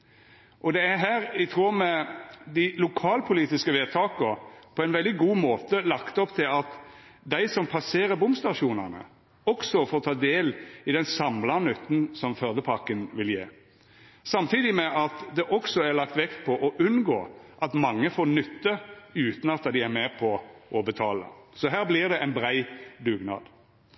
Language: Norwegian Nynorsk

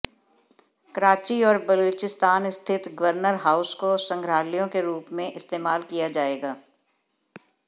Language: Hindi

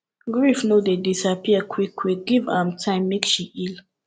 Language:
Nigerian Pidgin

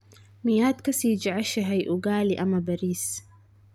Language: Somali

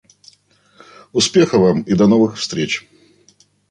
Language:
Russian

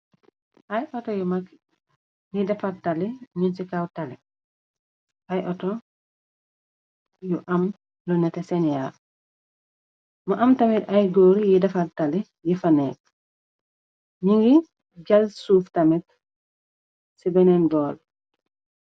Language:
Wolof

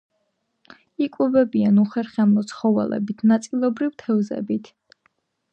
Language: Georgian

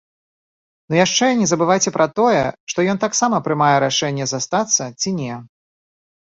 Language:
Belarusian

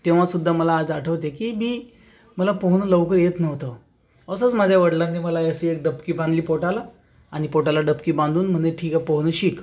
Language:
Marathi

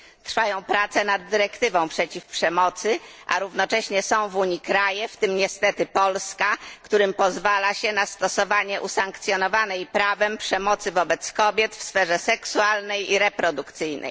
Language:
Polish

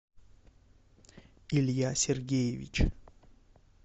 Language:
Russian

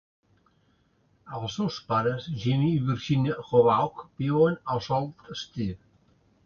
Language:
Catalan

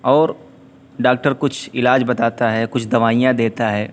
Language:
Urdu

